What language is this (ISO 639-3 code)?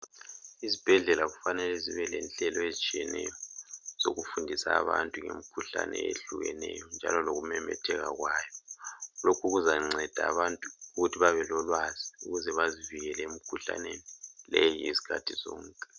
nde